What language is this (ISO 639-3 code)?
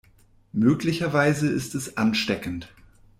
deu